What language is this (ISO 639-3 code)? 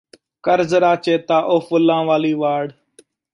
pan